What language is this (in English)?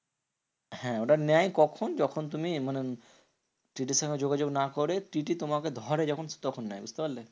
Bangla